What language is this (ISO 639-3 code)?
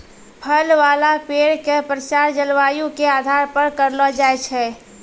mai